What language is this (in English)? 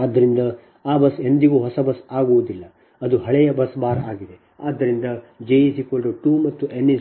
Kannada